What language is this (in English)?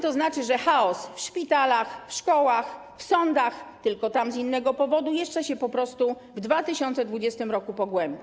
Polish